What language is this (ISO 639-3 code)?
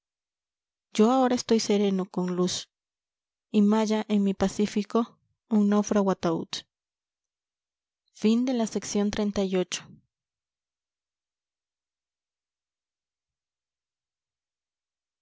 spa